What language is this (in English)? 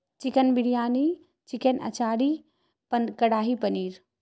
Urdu